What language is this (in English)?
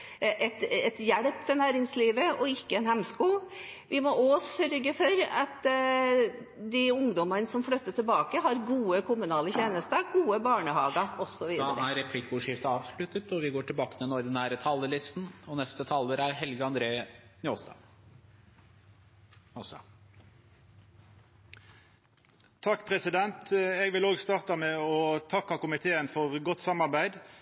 Norwegian